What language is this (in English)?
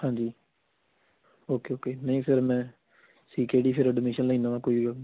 Punjabi